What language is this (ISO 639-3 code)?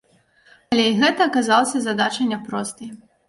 bel